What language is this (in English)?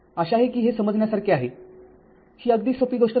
Marathi